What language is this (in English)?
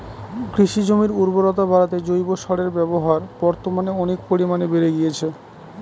Bangla